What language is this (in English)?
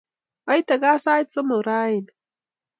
Kalenjin